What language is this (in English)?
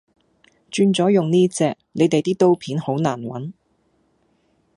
Cantonese